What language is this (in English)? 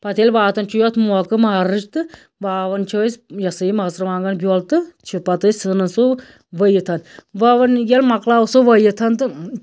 Kashmiri